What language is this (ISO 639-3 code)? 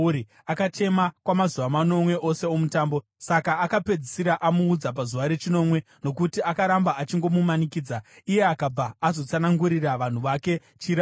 sna